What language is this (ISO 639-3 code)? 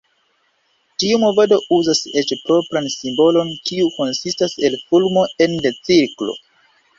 epo